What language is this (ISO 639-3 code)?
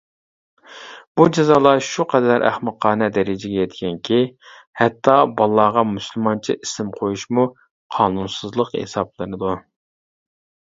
uig